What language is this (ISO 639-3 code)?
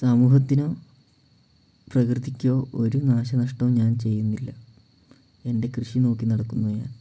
mal